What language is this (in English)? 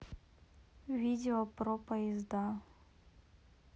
Russian